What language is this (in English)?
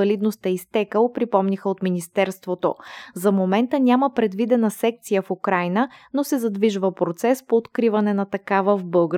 Bulgarian